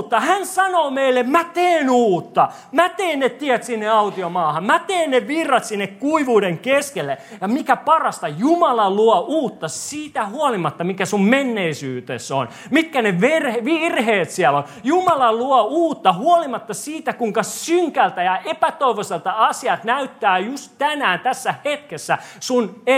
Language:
Finnish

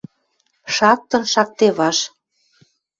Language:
Western Mari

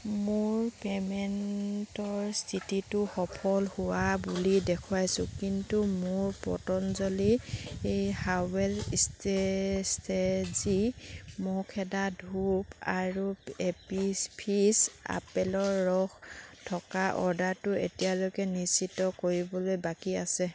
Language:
Assamese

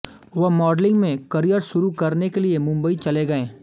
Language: Hindi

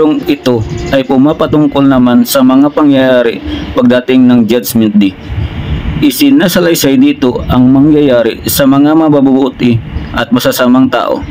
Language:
Filipino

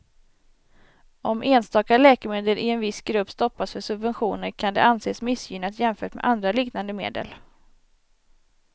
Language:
Swedish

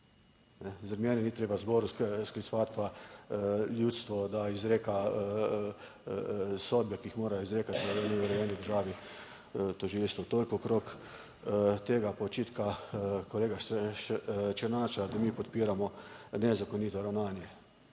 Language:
Slovenian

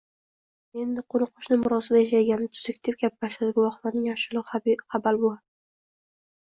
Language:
Uzbek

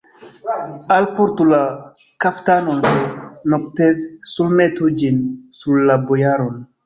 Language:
Esperanto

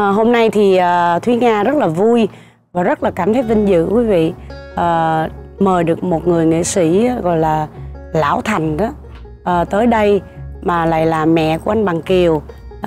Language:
Vietnamese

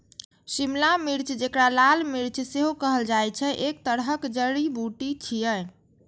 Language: Maithili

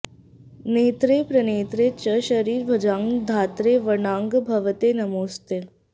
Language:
Sanskrit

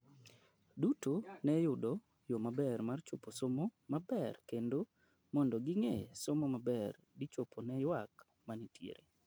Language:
Luo (Kenya and Tanzania)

